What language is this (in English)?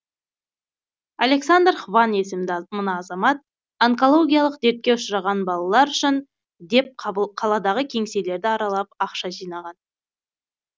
Kazakh